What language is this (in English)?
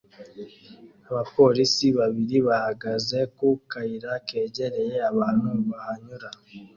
Kinyarwanda